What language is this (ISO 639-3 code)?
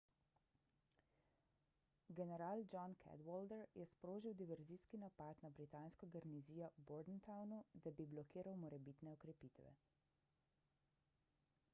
slv